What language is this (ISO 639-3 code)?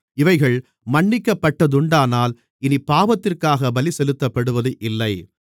tam